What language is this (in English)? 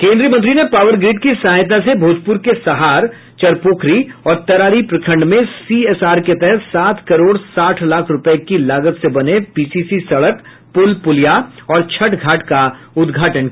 Hindi